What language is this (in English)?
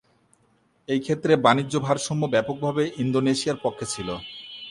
Bangla